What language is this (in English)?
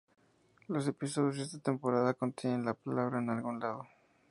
Spanish